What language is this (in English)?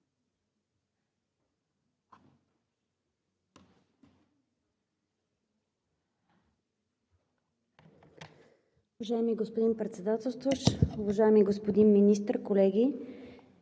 Bulgarian